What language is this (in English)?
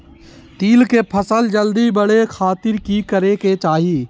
Magahi